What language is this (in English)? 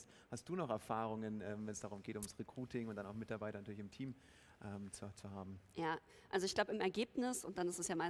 German